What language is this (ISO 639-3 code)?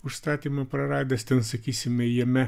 lit